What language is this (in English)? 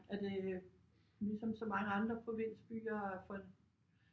Danish